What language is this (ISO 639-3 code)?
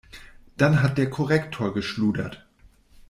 deu